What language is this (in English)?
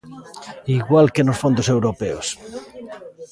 Galician